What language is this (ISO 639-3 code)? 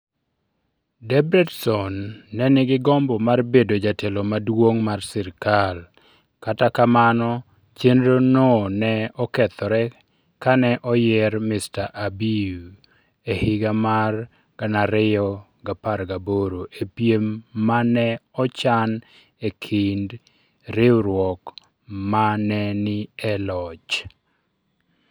luo